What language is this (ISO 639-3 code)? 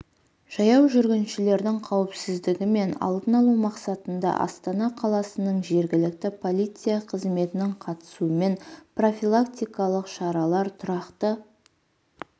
kaz